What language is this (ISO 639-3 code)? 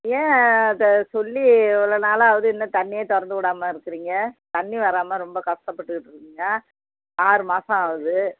tam